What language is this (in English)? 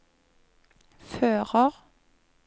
Norwegian